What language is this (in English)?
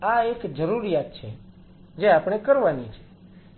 Gujarati